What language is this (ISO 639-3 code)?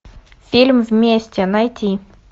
rus